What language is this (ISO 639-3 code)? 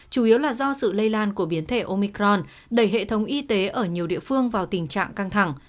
vie